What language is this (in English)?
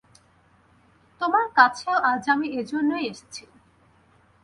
Bangla